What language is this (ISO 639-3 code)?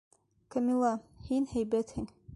bak